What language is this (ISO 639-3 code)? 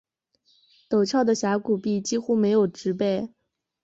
zho